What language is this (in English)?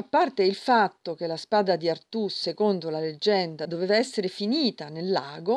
Italian